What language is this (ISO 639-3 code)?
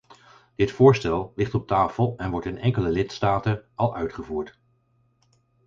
nld